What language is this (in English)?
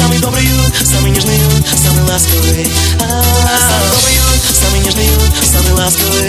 Russian